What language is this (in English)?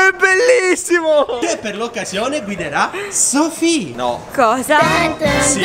Italian